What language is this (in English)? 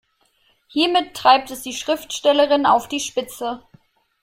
German